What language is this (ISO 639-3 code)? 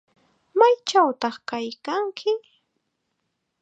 qxa